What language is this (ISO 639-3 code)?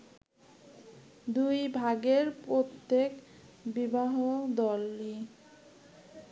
ben